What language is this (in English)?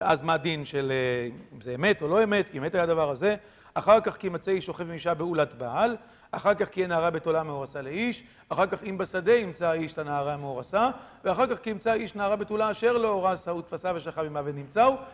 Hebrew